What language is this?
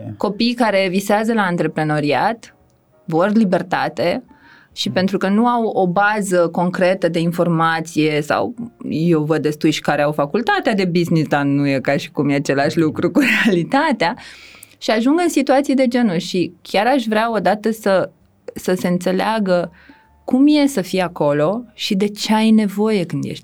Romanian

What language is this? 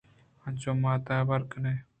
Eastern Balochi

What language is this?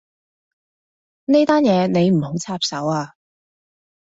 Cantonese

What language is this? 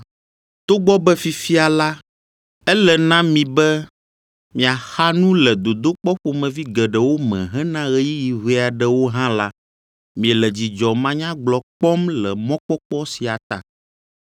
Ewe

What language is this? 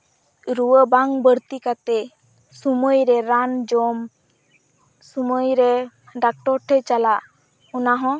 Santali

